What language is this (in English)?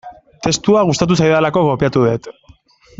Basque